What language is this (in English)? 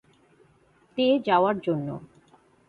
Bangla